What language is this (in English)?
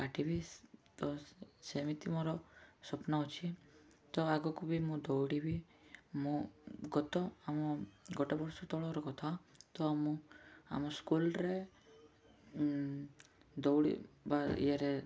Odia